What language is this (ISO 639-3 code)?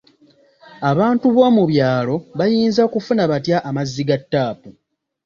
lug